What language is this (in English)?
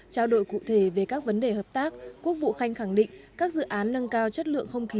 Vietnamese